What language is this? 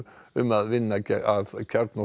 Icelandic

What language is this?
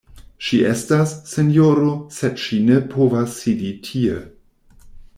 Esperanto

